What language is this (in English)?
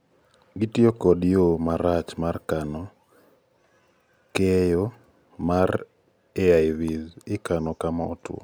Luo (Kenya and Tanzania)